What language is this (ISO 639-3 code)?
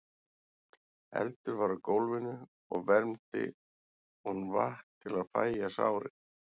isl